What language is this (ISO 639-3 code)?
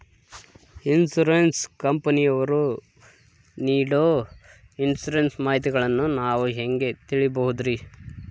kan